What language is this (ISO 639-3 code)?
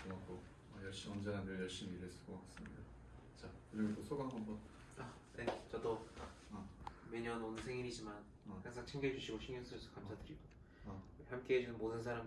kor